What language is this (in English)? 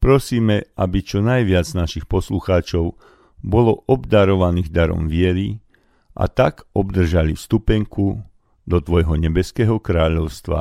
Slovak